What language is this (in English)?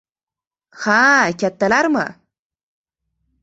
Uzbek